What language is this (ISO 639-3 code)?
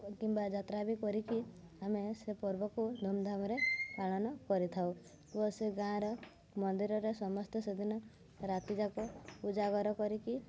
ori